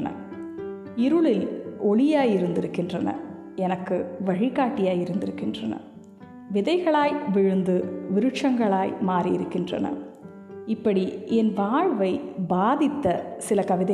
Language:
Tamil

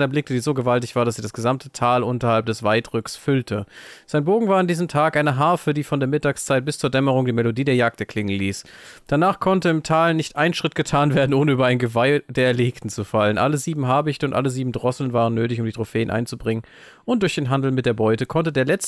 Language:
German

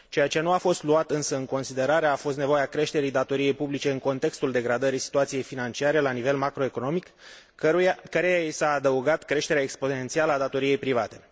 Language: Romanian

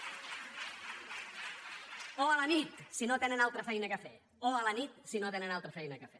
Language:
Catalan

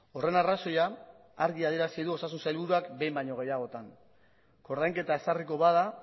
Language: Basque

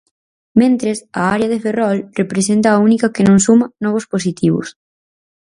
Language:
Galician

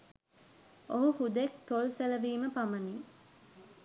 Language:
Sinhala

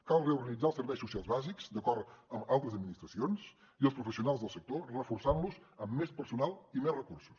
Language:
Catalan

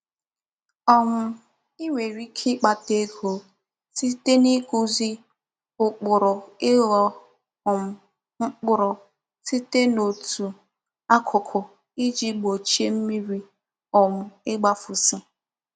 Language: Igbo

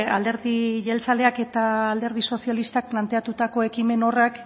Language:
Basque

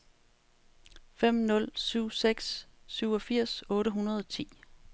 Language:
Danish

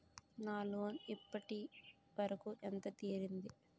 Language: Telugu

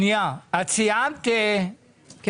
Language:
Hebrew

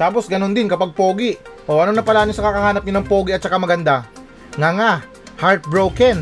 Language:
Filipino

